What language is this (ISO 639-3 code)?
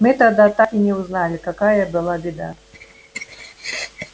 rus